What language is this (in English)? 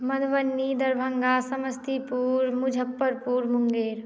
Maithili